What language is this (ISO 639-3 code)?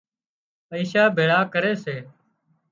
kxp